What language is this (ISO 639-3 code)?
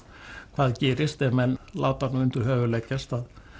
isl